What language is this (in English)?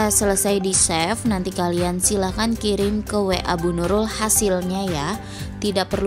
Indonesian